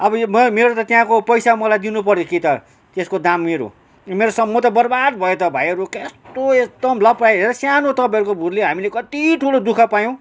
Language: Nepali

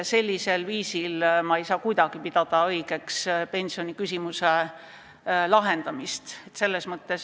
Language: Estonian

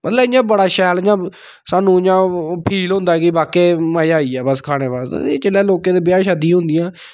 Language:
Dogri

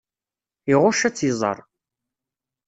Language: Kabyle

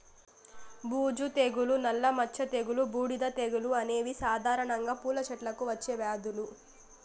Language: Telugu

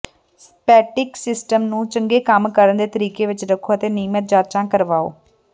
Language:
Punjabi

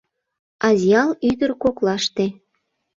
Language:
Mari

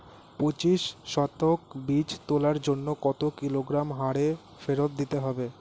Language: Bangla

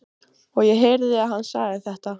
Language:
Icelandic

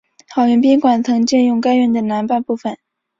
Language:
Chinese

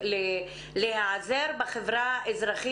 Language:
Hebrew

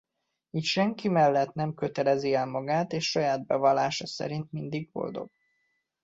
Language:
Hungarian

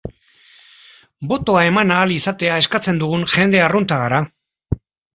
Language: Basque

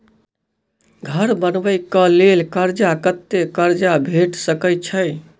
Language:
Maithili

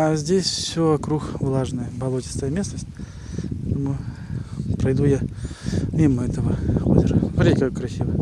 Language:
Russian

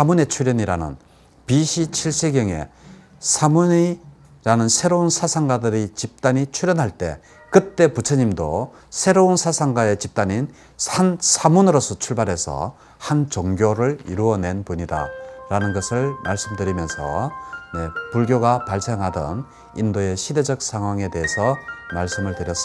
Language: Korean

